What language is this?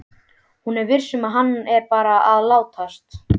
Icelandic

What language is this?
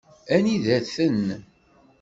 Kabyle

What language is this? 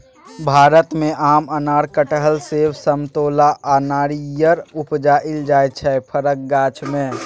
Maithili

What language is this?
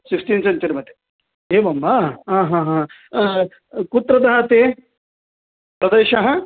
Sanskrit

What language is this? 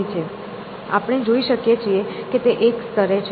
Gujarati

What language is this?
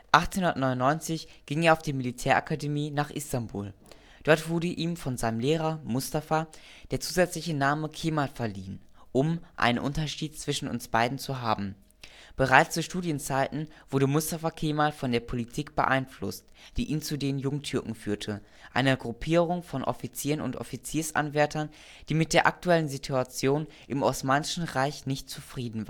German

